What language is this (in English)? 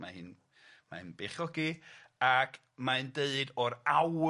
Welsh